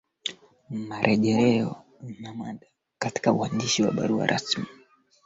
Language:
Swahili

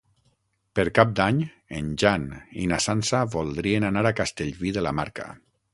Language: Catalan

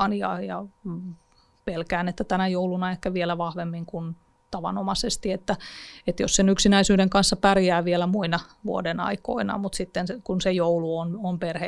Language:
Finnish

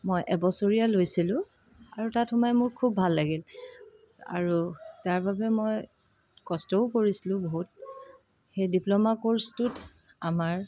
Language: Assamese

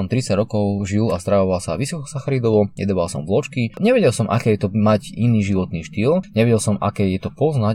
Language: Slovak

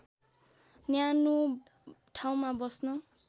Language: Nepali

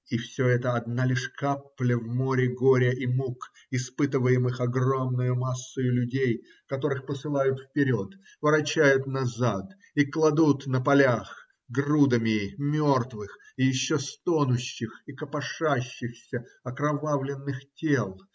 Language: Russian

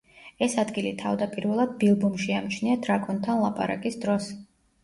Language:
Georgian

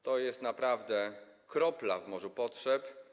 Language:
Polish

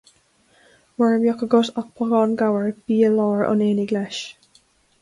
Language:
Irish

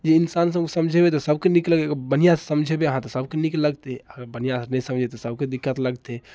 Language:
Maithili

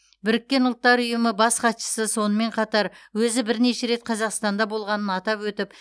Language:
Kazakh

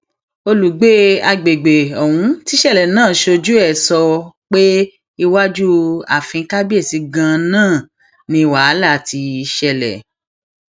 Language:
Yoruba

